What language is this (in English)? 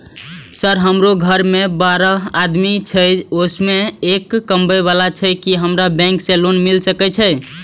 Maithili